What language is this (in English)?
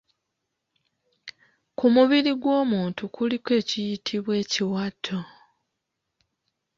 Ganda